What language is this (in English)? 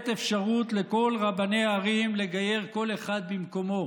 Hebrew